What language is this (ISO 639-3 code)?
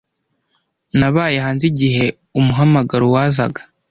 kin